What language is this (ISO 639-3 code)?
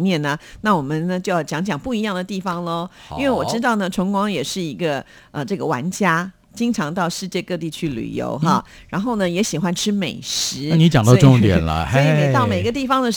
zho